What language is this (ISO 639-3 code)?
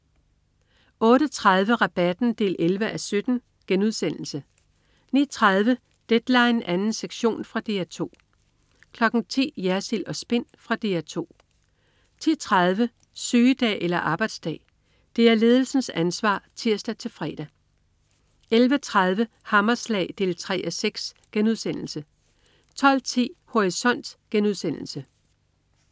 dan